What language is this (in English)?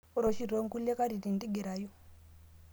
Masai